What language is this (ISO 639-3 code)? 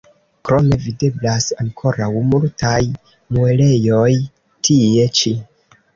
epo